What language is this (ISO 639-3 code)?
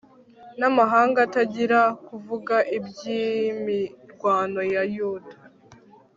kin